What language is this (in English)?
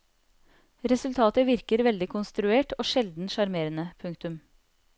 Norwegian